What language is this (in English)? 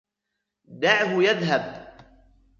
Arabic